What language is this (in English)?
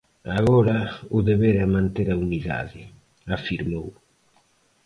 Galician